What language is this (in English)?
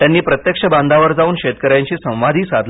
Marathi